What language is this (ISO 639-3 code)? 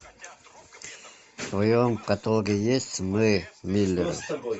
rus